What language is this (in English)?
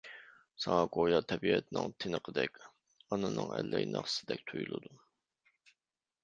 Uyghur